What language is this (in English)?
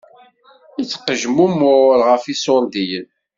Kabyle